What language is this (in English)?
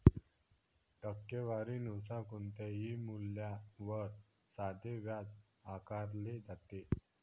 Marathi